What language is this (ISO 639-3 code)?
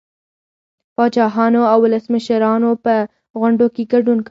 pus